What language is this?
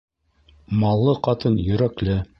Bashkir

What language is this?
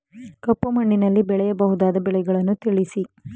Kannada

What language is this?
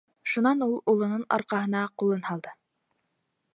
Bashkir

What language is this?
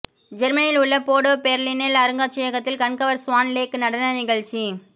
Tamil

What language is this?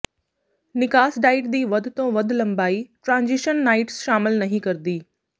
Punjabi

